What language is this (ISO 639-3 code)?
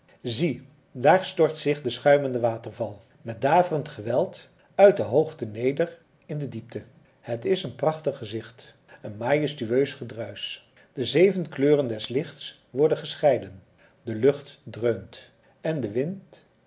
nld